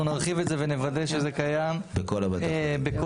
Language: Hebrew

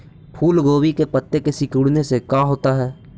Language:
Magahi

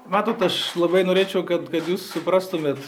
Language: Lithuanian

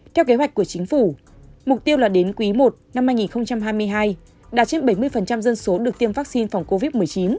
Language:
Vietnamese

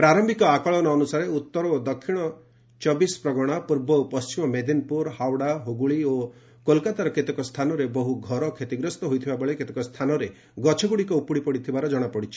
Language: Odia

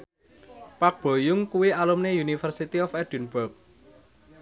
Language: Javanese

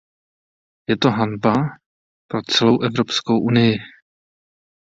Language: Czech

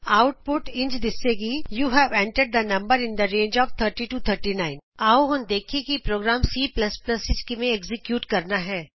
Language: Punjabi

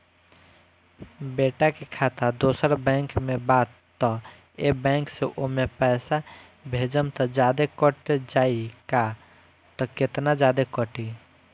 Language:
Bhojpuri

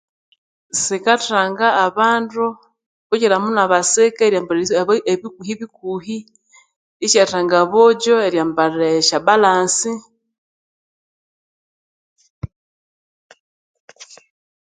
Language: Konzo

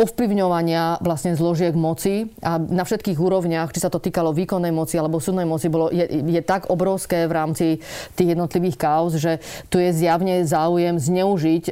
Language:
Slovak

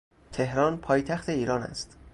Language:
Persian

